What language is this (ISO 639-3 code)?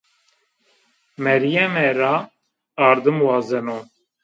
zza